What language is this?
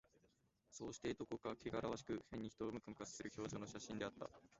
Japanese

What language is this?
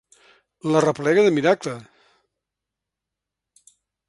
Catalan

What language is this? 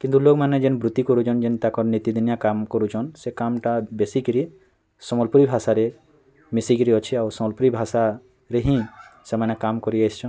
Odia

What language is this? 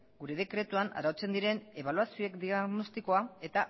Basque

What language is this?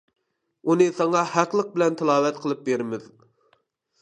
Uyghur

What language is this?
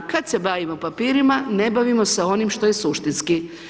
Croatian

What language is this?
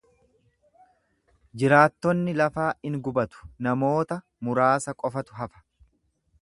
Oromo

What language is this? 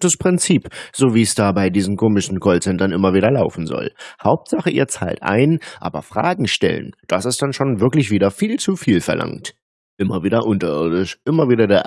German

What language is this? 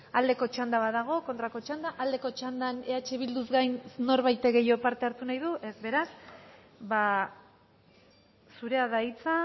Basque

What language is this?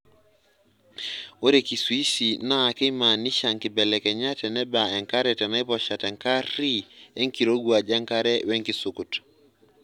Masai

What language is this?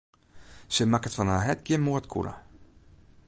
Western Frisian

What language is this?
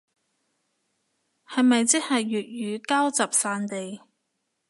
Cantonese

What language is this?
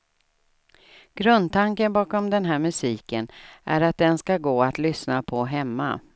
Swedish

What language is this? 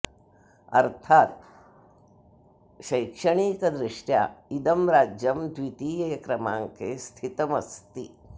Sanskrit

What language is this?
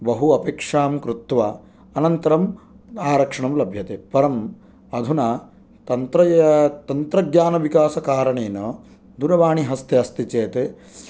Sanskrit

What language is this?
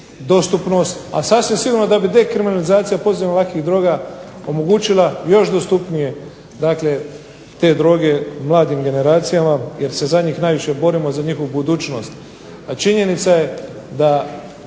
Croatian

